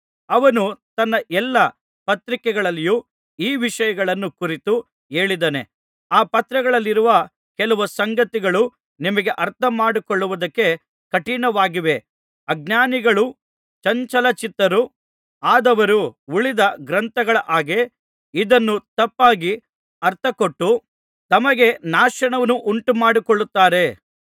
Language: Kannada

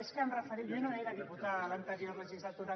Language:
Catalan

